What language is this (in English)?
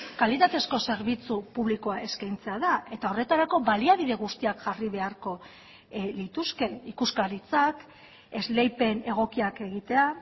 Basque